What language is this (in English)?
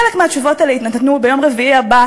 Hebrew